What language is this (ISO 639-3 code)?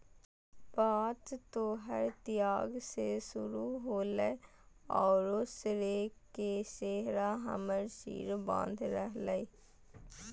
mag